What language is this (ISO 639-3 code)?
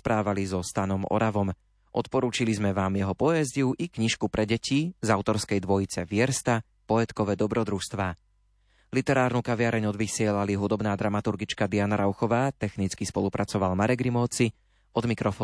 slk